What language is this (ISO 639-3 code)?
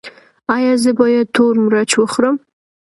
pus